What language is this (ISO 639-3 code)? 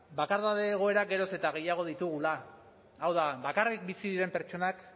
eus